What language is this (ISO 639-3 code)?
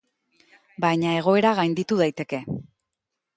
eus